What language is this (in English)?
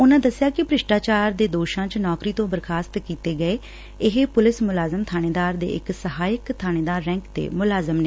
Punjabi